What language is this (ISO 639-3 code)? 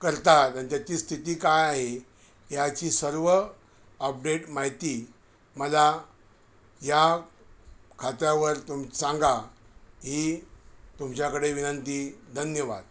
mar